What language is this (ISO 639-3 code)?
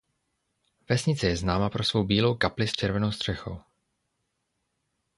ces